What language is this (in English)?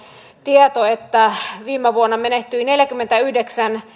Finnish